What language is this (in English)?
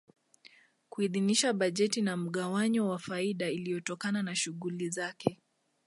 Swahili